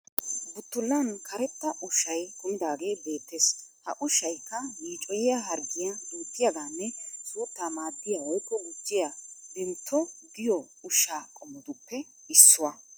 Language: Wolaytta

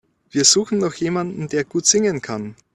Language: German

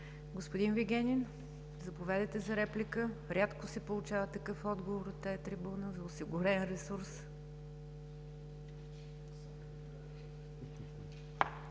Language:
Bulgarian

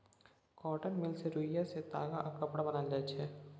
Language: Maithili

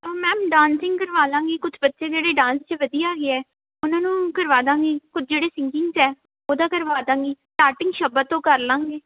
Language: Punjabi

